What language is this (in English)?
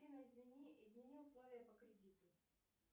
Russian